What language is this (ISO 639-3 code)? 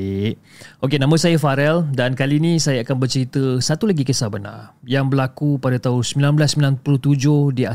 msa